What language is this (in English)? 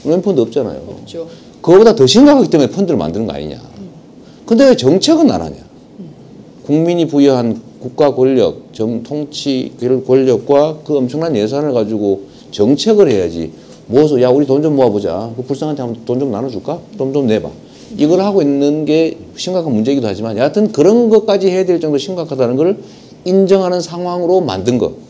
Korean